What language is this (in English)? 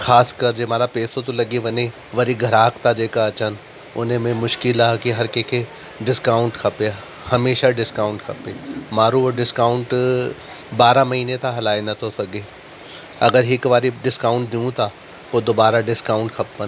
Sindhi